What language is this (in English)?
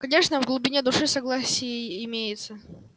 Russian